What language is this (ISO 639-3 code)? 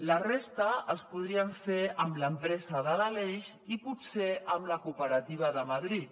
cat